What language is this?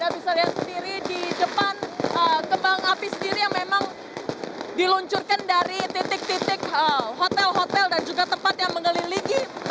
Indonesian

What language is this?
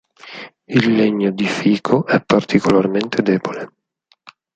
Italian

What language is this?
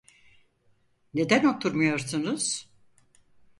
Turkish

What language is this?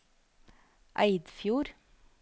Norwegian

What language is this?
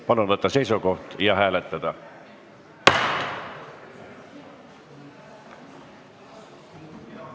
Estonian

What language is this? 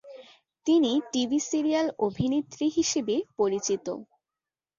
Bangla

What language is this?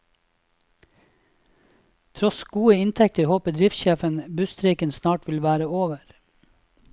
Norwegian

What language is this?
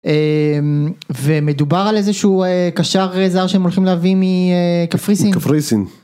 Hebrew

